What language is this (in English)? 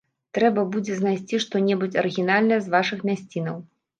Belarusian